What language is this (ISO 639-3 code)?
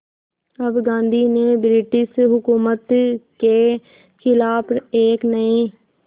hin